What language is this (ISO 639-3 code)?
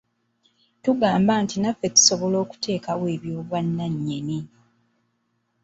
lug